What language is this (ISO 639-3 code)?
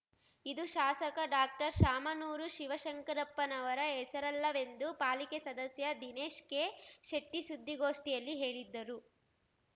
kan